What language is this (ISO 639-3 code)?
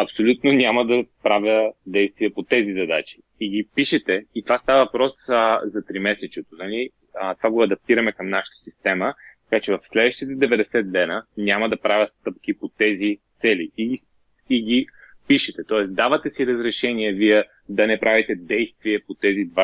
bul